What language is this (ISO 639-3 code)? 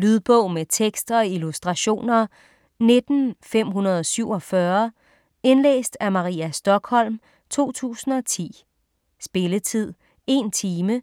dan